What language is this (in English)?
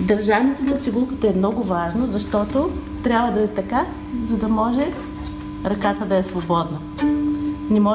Bulgarian